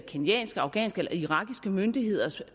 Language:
Danish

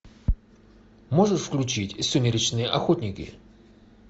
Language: Russian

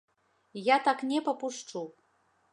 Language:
Belarusian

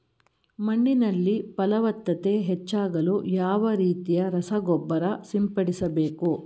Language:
Kannada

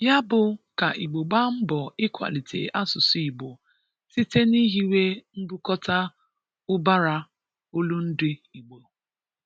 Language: Igbo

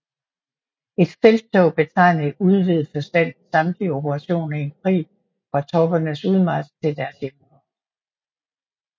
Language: Danish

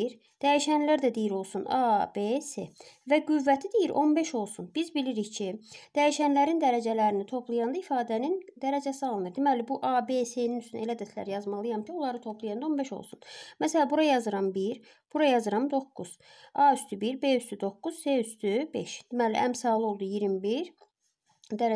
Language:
Turkish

